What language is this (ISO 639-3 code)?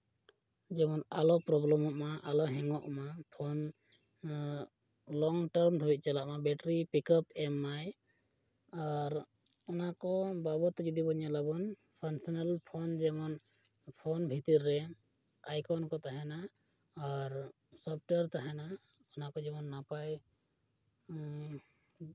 sat